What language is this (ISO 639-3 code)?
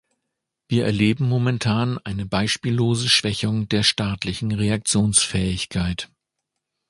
deu